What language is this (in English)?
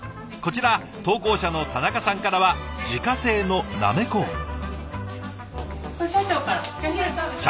Japanese